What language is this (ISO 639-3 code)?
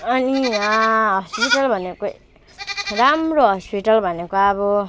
nep